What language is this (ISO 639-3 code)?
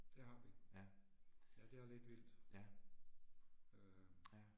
dan